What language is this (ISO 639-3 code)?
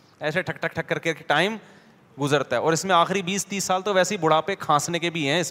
urd